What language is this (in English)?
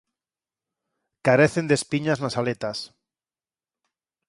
Galician